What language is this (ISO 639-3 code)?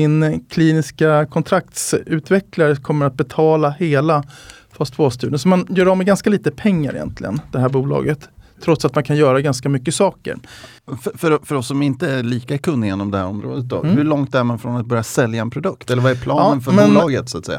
swe